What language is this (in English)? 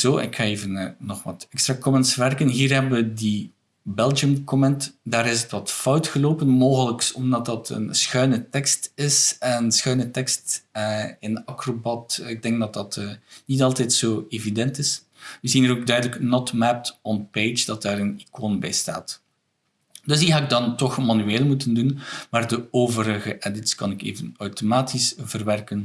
Dutch